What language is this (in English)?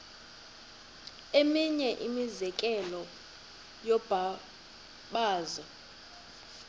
Xhosa